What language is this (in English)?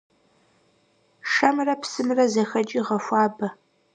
Kabardian